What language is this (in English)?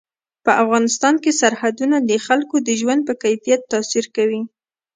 Pashto